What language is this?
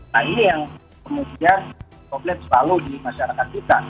Indonesian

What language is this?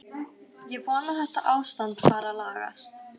Icelandic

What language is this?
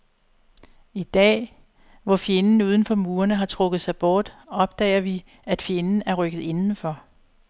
Danish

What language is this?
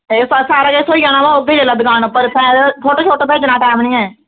Dogri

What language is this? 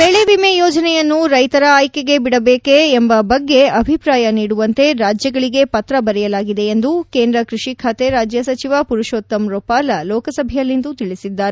Kannada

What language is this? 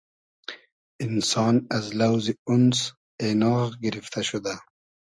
Hazaragi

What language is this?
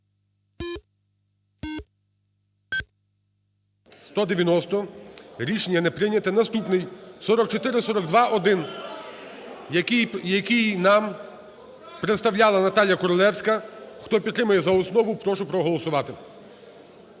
Ukrainian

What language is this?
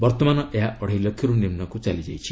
Odia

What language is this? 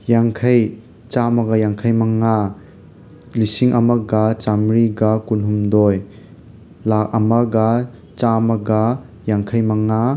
Manipuri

